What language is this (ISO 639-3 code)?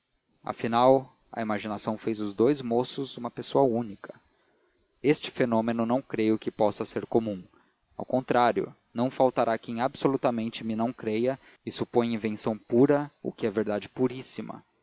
por